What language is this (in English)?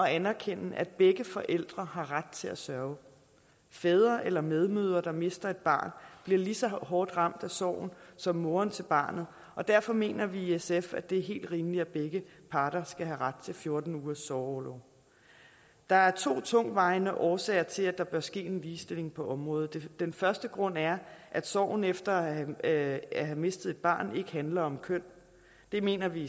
Danish